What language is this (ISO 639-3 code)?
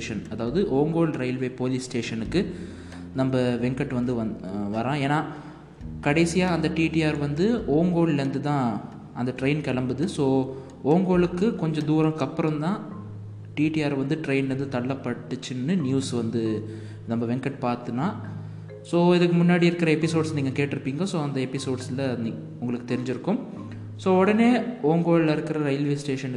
tam